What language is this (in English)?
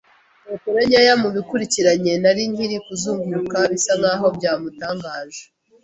Kinyarwanda